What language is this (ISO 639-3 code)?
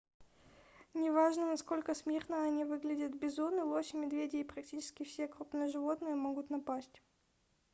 rus